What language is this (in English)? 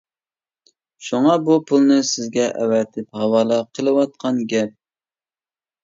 Uyghur